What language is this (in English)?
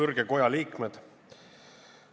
Estonian